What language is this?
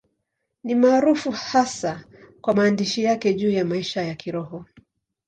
Swahili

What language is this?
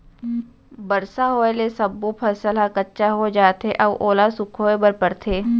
Chhattisgarhi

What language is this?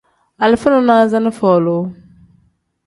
Tem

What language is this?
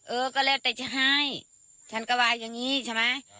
Thai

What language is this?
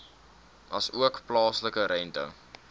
Afrikaans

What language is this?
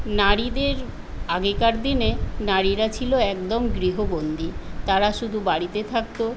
Bangla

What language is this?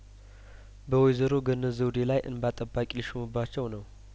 Amharic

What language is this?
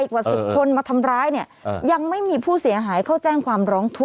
Thai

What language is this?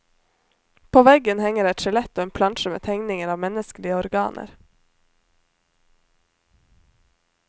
Norwegian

